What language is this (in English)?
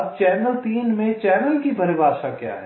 Hindi